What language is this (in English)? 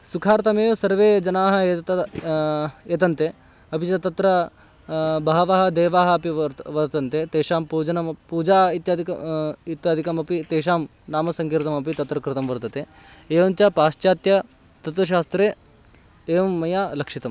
Sanskrit